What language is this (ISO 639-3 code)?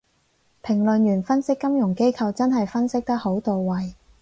yue